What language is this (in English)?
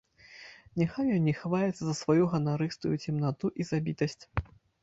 Belarusian